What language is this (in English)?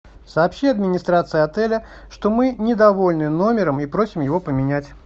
Russian